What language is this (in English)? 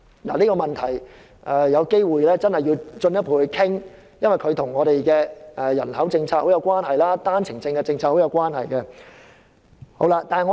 Cantonese